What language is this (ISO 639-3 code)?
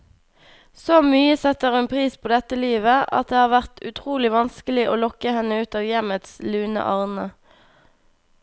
nor